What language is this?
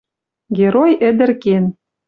Western Mari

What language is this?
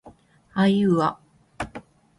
Japanese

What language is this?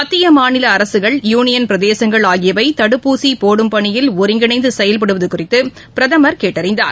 Tamil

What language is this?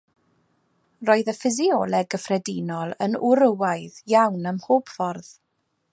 Welsh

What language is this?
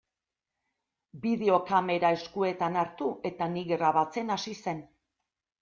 Basque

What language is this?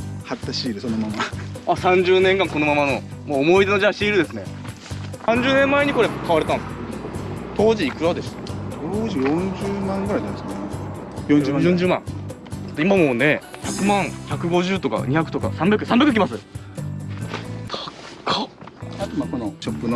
Japanese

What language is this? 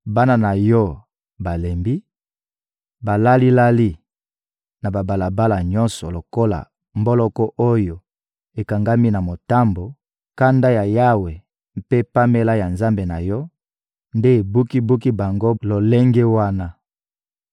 Lingala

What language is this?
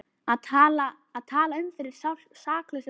Icelandic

